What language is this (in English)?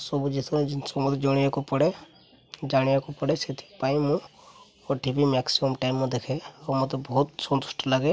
Odia